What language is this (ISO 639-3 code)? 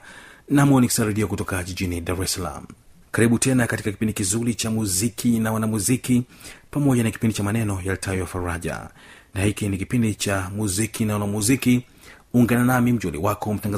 swa